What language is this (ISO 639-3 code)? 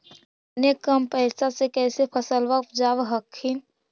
mag